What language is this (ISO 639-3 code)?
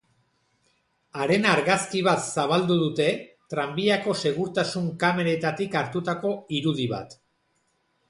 eus